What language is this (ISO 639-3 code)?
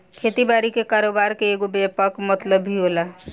bho